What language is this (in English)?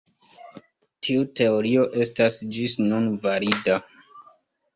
Esperanto